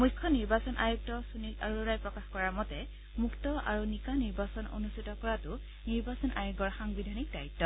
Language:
Assamese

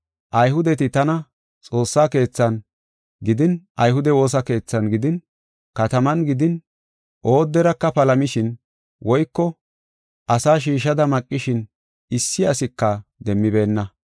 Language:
Gofa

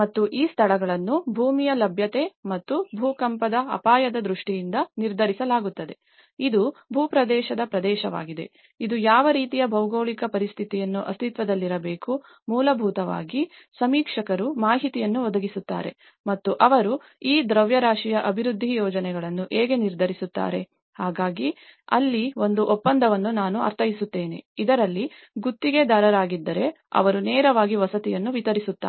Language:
Kannada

